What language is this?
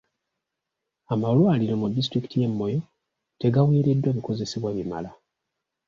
Ganda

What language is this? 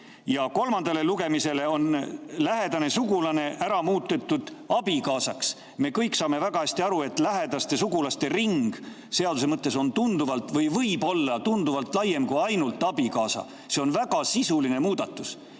Estonian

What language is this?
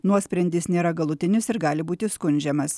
Lithuanian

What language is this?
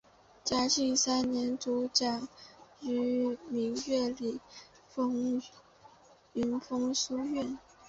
Chinese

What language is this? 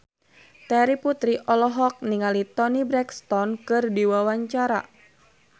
Sundanese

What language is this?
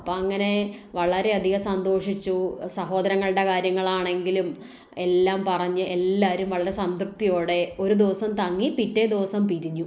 Malayalam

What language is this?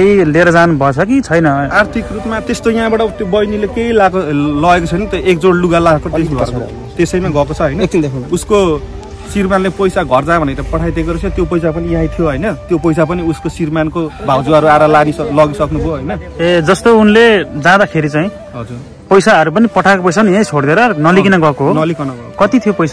Thai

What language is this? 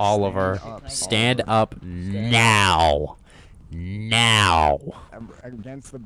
English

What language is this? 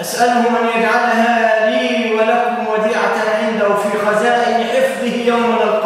Arabic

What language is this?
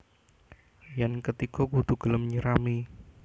Javanese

